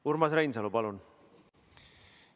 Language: Estonian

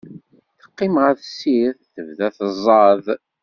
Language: Kabyle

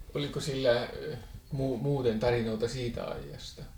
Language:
Finnish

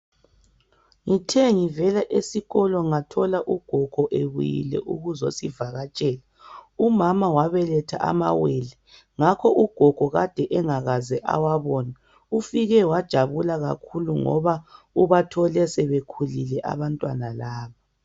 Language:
North Ndebele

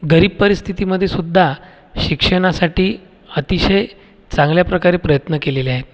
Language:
Marathi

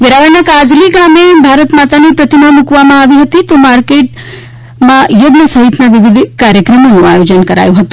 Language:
Gujarati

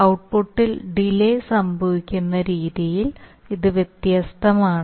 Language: Malayalam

